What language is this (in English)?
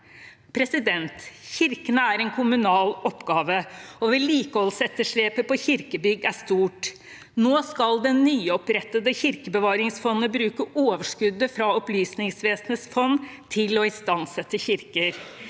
Norwegian